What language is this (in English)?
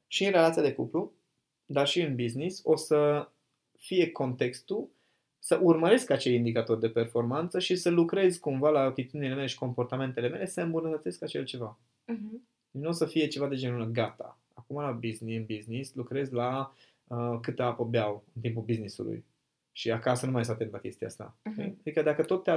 Romanian